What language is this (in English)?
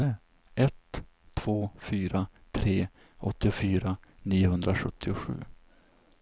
Swedish